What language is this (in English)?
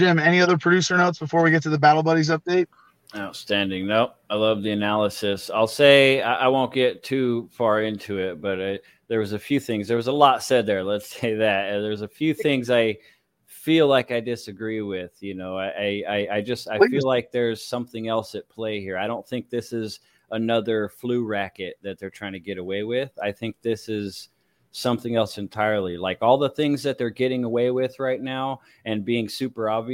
English